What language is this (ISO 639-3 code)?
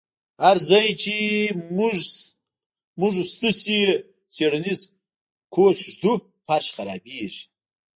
pus